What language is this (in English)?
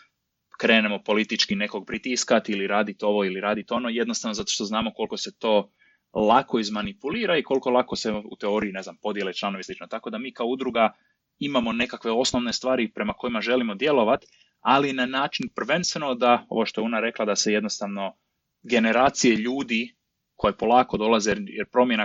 Croatian